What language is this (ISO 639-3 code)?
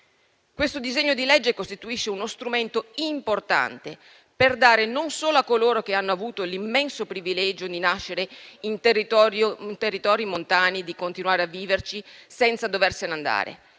ita